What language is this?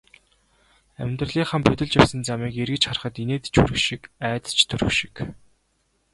Mongolian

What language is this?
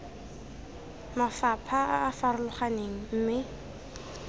Tswana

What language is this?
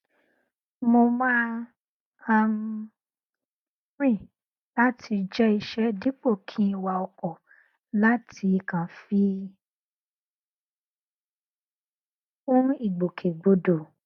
Yoruba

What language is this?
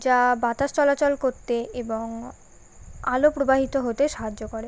Bangla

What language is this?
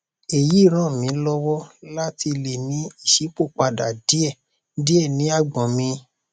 Yoruba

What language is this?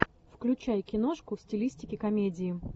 Russian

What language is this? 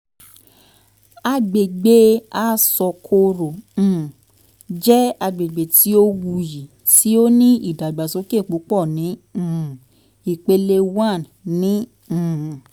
Yoruba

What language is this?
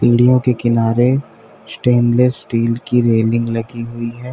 Hindi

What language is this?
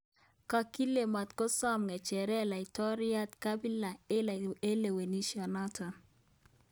Kalenjin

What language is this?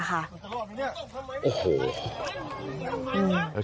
Thai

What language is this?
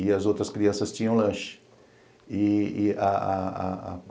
Portuguese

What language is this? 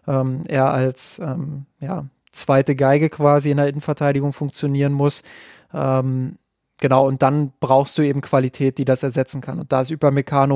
German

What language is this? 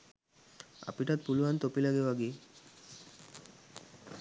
Sinhala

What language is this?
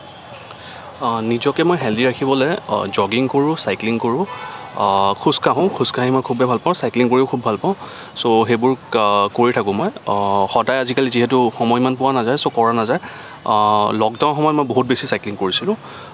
Assamese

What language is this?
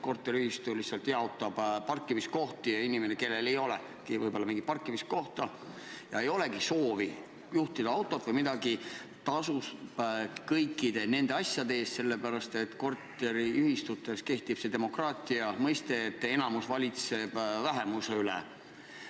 Estonian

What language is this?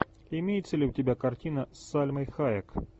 Russian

